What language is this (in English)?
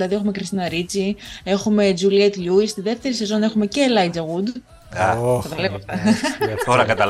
Greek